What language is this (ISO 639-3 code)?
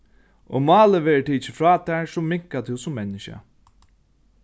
fao